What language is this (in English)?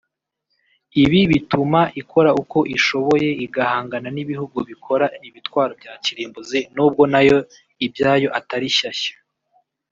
Kinyarwanda